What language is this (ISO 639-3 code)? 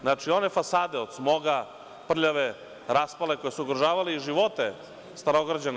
srp